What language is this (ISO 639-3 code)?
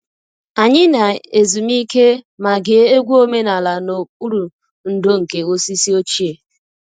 ibo